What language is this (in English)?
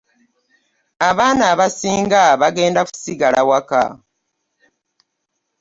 Ganda